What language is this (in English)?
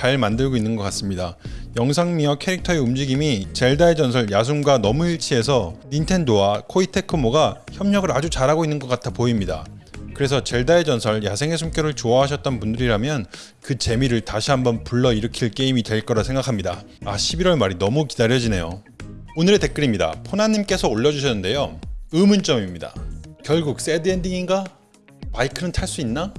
Korean